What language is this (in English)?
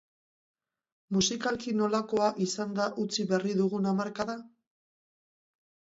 Basque